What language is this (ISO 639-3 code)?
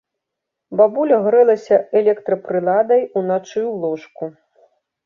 bel